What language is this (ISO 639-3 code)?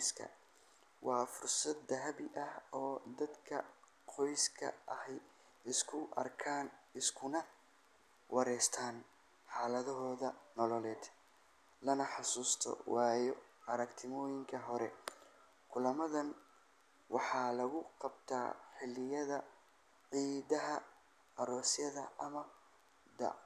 som